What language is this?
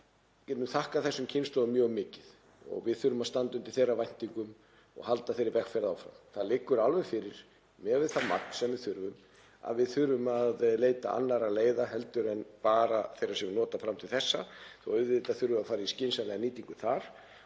Icelandic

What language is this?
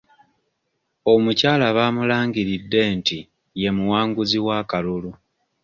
Ganda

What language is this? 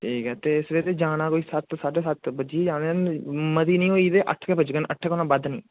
Dogri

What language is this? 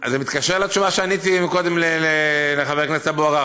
Hebrew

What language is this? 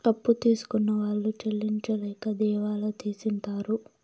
Telugu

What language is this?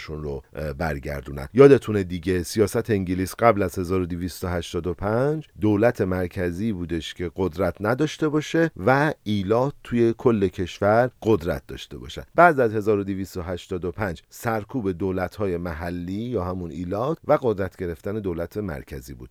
Persian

